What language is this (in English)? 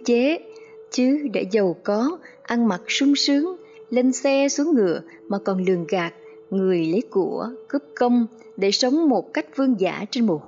Vietnamese